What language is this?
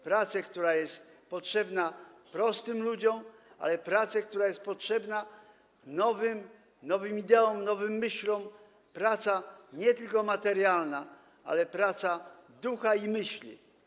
Polish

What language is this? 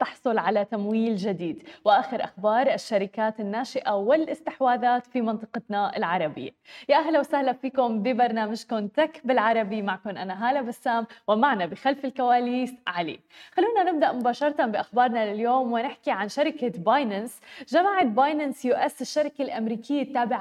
Arabic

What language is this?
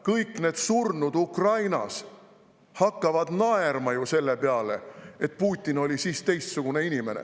Estonian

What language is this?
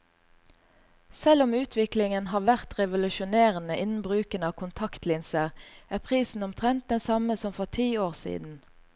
Norwegian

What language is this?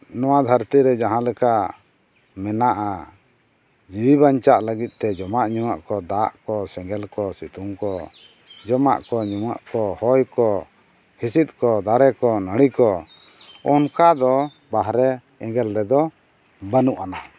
Santali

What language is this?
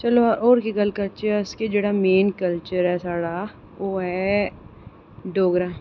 Dogri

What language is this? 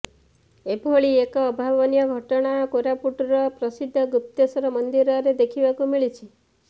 Odia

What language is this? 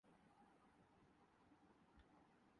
Urdu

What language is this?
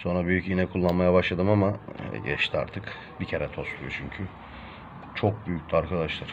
Turkish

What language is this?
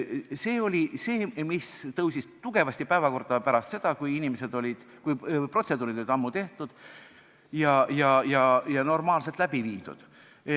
Estonian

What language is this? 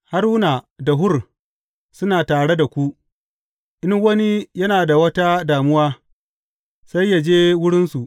Hausa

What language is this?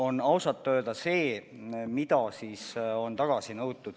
Estonian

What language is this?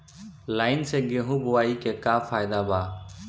Bhojpuri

